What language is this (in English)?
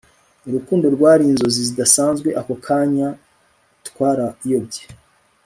Kinyarwanda